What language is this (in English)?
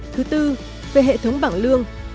Vietnamese